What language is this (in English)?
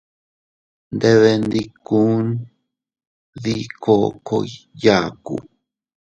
Teutila Cuicatec